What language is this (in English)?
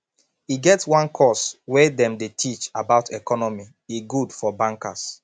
Nigerian Pidgin